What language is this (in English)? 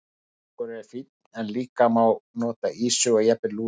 Icelandic